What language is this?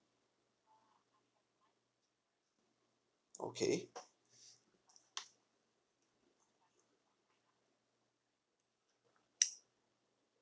English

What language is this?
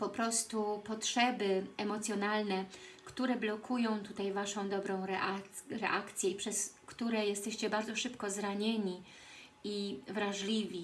Polish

